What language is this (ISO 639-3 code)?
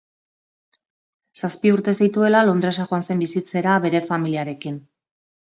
eus